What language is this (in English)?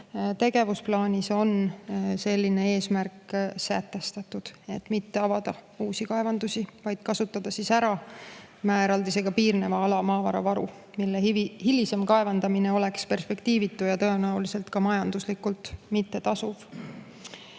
Estonian